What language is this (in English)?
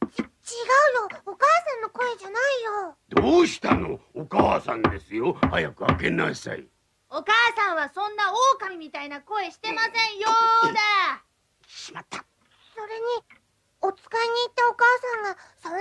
Japanese